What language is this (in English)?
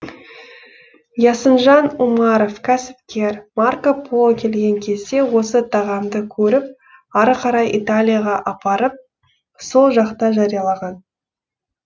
Kazakh